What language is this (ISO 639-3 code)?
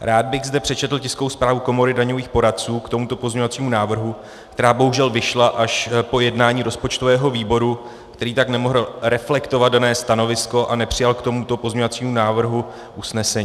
ces